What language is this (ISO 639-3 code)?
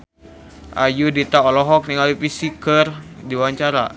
sun